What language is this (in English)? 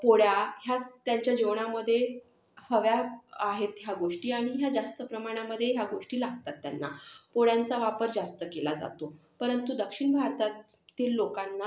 Marathi